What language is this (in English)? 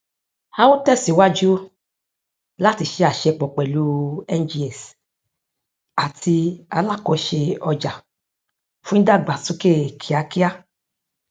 Yoruba